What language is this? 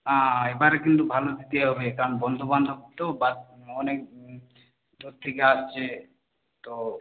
Bangla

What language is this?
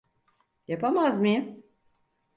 Turkish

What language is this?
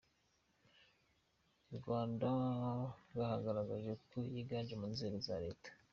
Kinyarwanda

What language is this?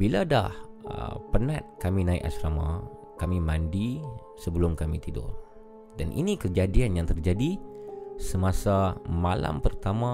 Malay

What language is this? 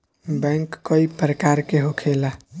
Bhojpuri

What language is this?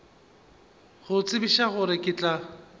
Northern Sotho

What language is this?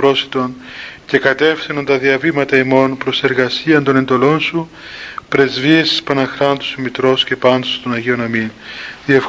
Greek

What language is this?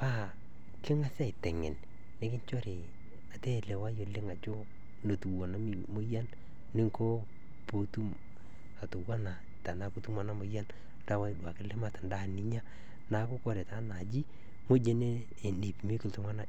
Masai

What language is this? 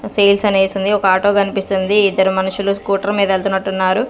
Telugu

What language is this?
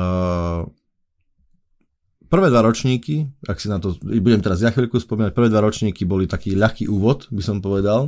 Slovak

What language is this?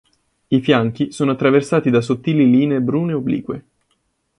Italian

